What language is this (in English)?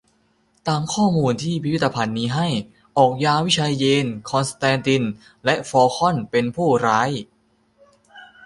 Thai